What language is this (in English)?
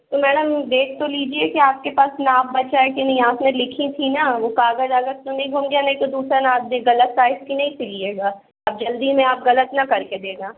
Hindi